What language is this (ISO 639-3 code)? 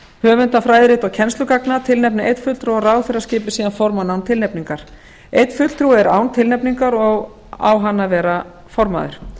isl